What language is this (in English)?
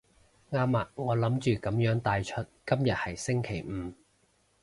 Cantonese